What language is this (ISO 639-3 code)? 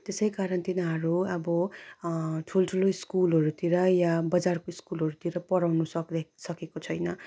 nep